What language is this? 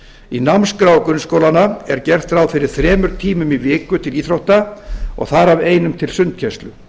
Icelandic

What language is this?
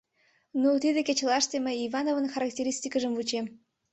Mari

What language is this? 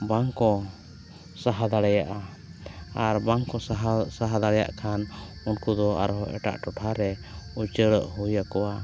Santali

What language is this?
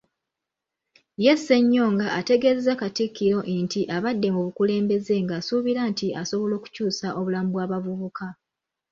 Ganda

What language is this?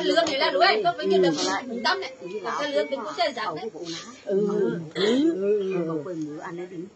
Vietnamese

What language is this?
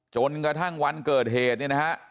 Thai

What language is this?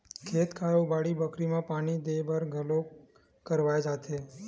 Chhattisgarhi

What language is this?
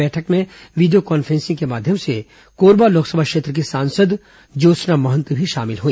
Hindi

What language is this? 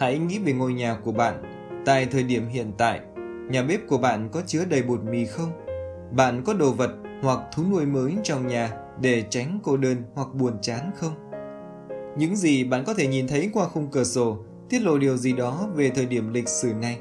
Vietnamese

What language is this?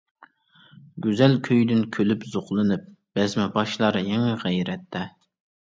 Uyghur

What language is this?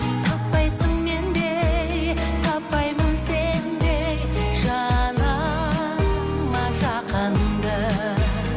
Kazakh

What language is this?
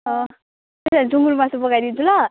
Nepali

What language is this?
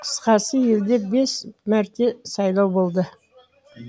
Kazakh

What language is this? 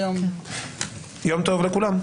Hebrew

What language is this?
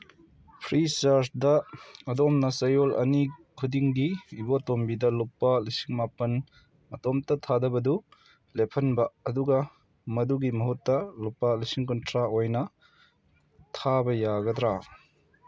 Manipuri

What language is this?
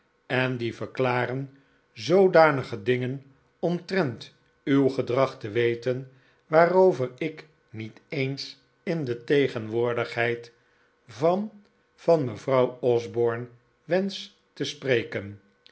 Dutch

